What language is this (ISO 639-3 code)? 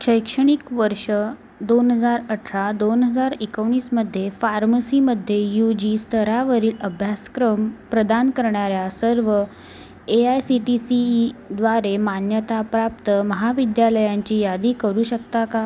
mar